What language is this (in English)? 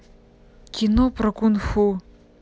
Russian